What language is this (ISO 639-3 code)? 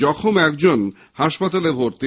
ben